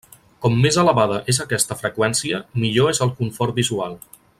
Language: Catalan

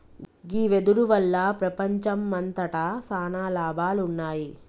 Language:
Telugu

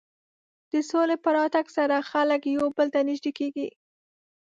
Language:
Pashto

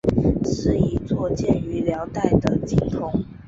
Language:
Chinese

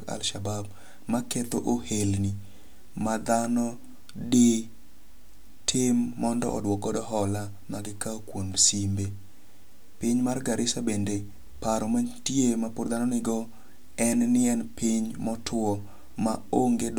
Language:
Luo (Kenya and Tanzania)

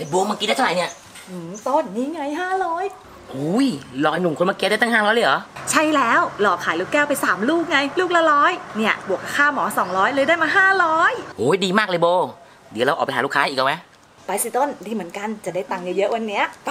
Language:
Thai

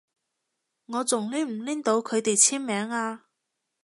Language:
Cantonese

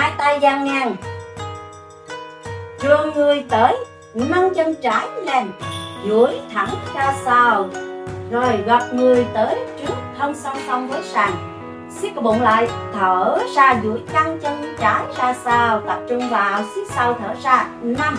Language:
Vietnamese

